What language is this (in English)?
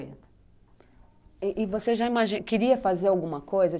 Portuguese